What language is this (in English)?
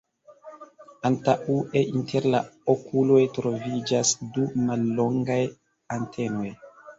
Esperanto